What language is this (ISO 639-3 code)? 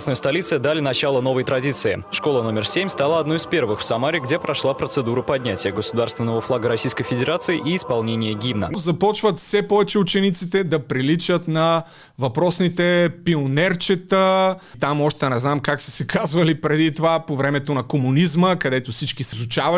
bul